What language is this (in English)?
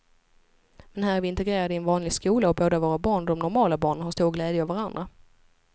Swedish